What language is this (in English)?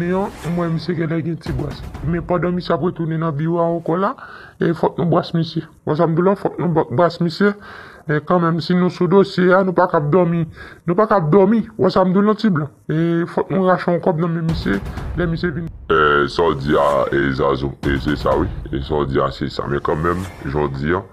French